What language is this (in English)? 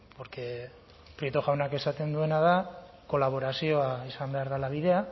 Basque